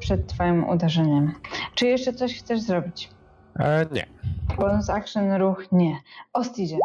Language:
Polish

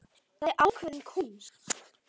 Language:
Icelandic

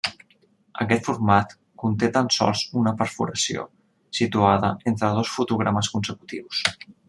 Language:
Catalan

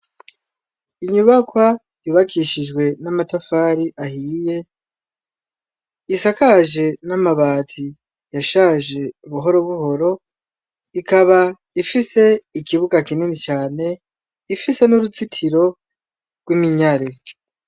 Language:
Rundi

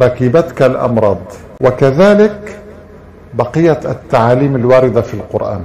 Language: Arabic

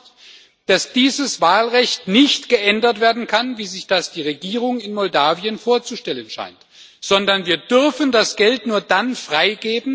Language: German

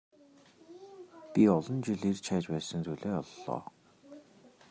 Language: Mongolian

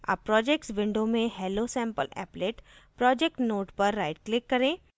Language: Hindi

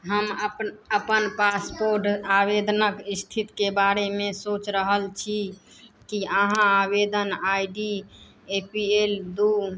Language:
Maithili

